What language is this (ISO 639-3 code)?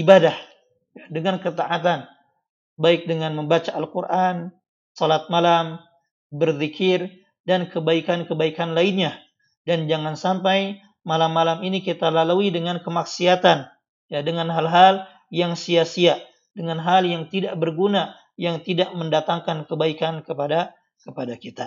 ind